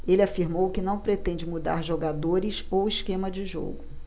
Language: Portuguese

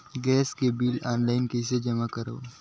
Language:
Chhattisgarhi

